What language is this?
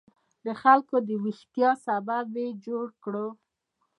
Pashto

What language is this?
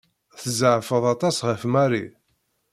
Kabyle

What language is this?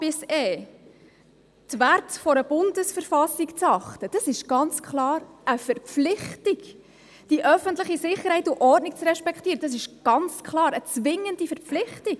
Swiss German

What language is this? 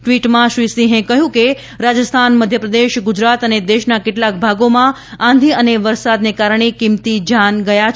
Gujarati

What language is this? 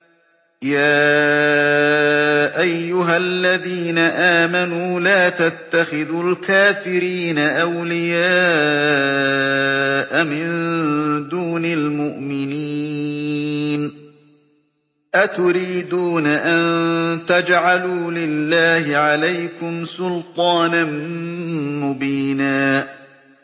Arabic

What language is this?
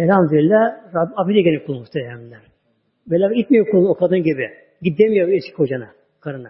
Turkish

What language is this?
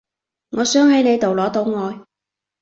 Cantonese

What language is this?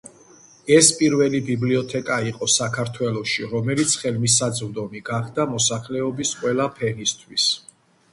Georgian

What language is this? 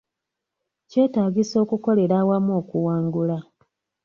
Ganda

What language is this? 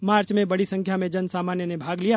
Hindi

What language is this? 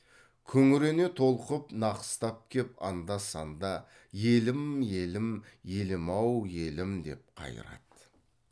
Kazakh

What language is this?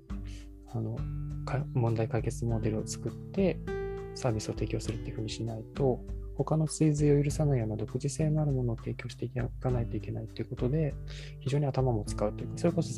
Japanese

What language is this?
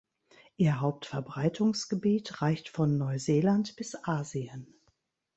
German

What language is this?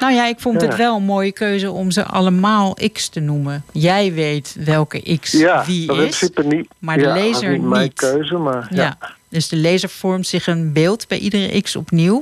Dutch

